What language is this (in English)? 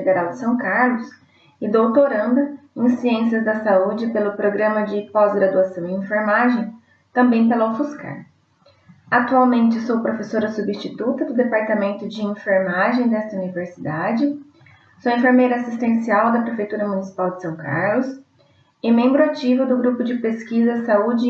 Portuguese